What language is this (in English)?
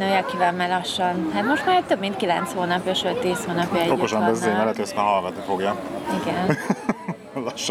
Hungarian